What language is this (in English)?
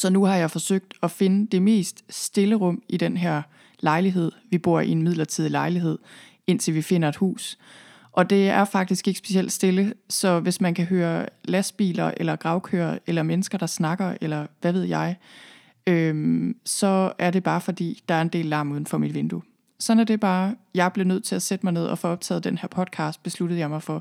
Danish